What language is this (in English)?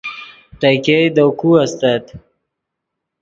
Yidgha